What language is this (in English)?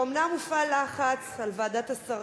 Hebrew